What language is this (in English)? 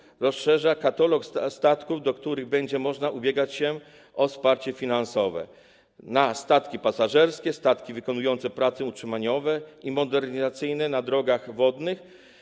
Polish